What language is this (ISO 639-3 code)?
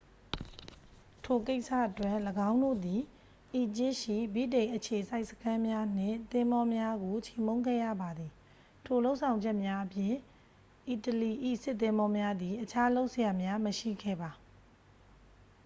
mya